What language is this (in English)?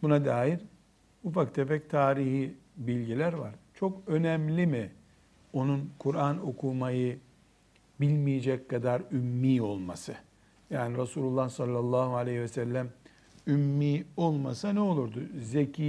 Turkish